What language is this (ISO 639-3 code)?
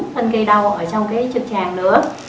vie